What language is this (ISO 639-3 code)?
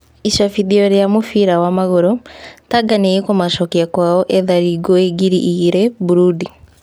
kik